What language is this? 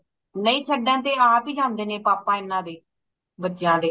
Punjabi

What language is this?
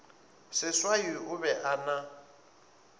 Northern Sotho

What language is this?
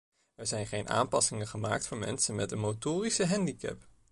Dutch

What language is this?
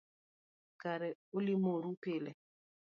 Luo (Kenya and Tanzania)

